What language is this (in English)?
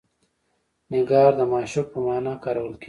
Pashto